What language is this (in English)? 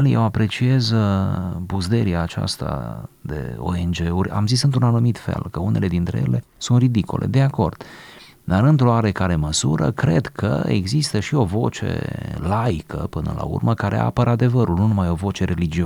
Romanian